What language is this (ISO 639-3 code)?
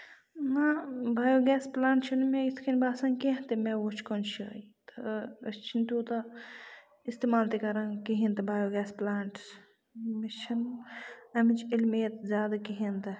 kas